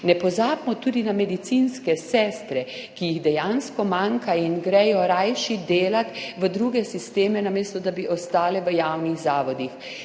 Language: Slovenian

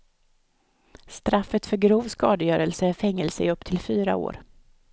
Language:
Swedish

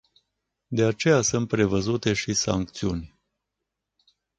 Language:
Romanian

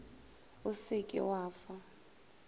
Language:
Northern Sotho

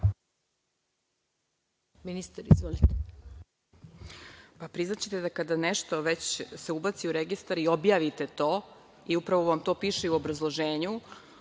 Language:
Serbian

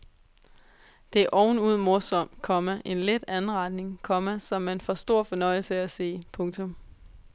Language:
Danish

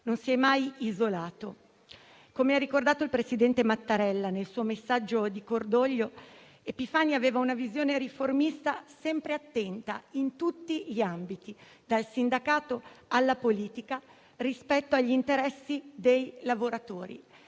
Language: Italian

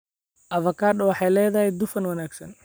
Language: Somali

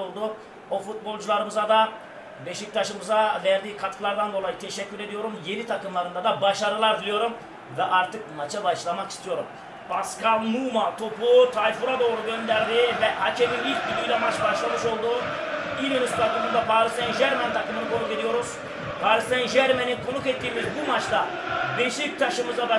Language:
Turkish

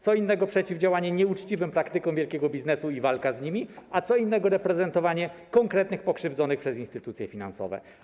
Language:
Polish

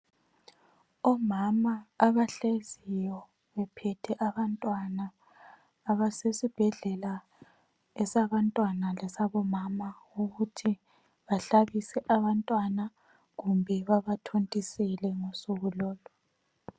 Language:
North Ndebele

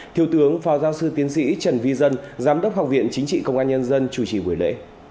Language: Vietnamese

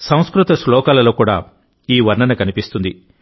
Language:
Telugu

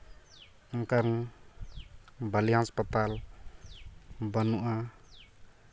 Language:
Santali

